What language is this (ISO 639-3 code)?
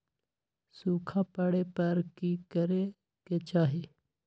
mag